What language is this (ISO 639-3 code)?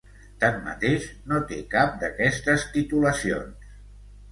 cat